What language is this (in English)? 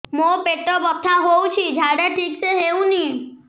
Odia